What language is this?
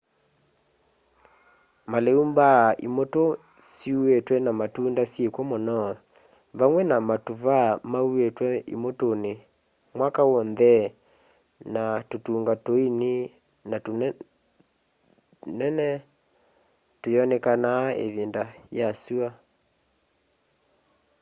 Kamba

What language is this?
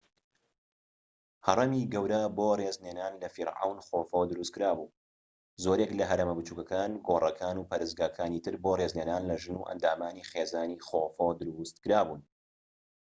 Central Kurdish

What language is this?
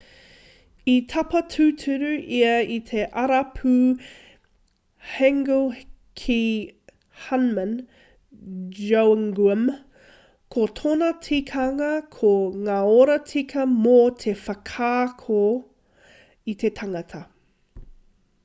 Māori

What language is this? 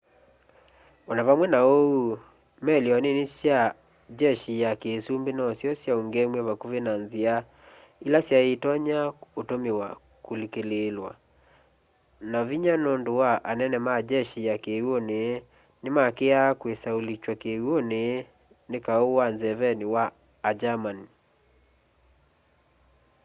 Kamba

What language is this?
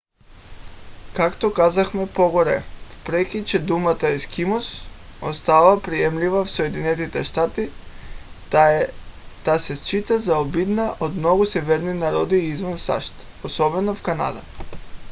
Bulgarian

